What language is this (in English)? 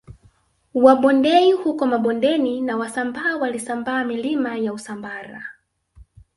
Swahili